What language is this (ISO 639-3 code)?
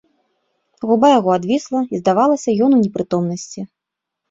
bel